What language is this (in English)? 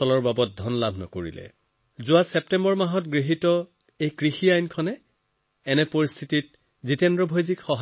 Assamese